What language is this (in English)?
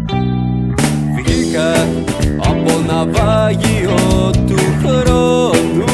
Greek